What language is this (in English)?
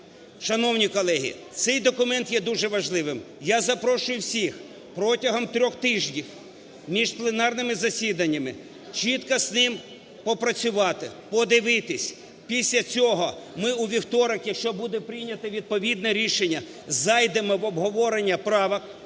Ukrainian